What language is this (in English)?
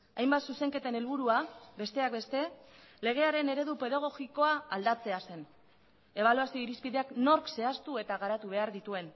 Basque